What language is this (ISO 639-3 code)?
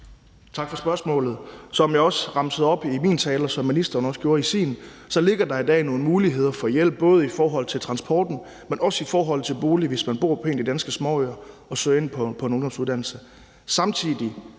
dan